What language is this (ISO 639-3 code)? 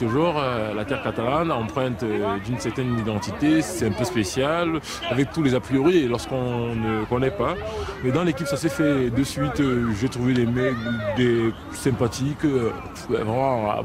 fra